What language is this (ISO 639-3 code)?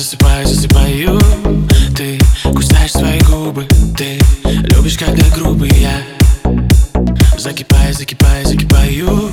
rus